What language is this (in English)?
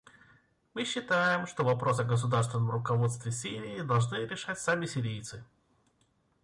Russian